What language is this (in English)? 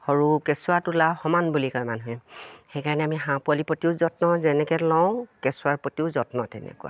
Assamese